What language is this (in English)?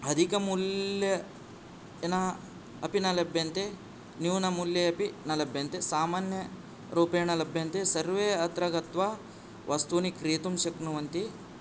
Sanskrit